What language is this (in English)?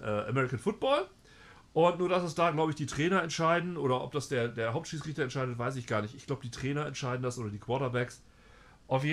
German